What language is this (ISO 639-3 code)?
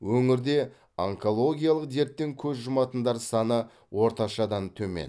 kaz